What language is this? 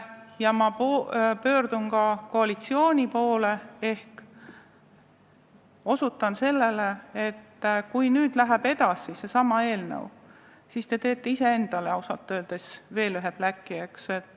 Estonian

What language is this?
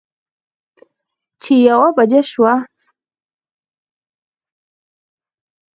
Pashto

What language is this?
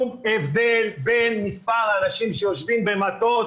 Hebrew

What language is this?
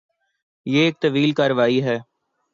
Urdu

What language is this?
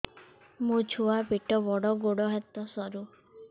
Odia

